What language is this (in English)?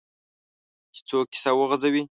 Pashto